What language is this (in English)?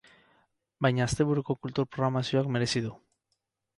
Basque